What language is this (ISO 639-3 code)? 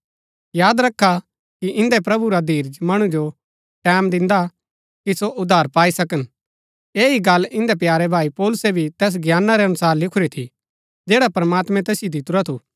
gbk